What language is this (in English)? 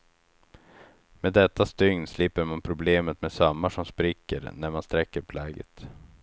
Swedish